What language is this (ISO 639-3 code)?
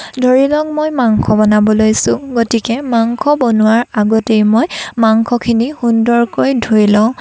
asm